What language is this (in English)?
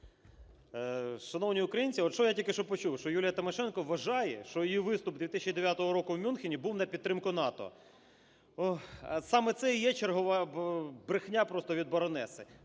Ukrainian